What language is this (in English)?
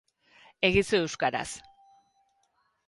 Basque